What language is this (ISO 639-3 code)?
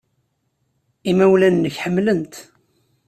kab